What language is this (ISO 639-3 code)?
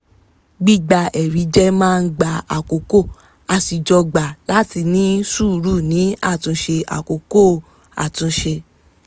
yor